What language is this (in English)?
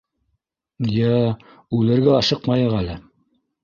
Bashkir